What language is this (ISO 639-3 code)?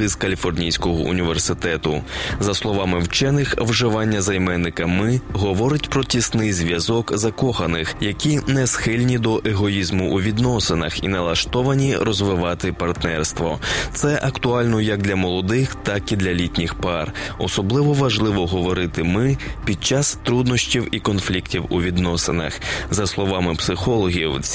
ukr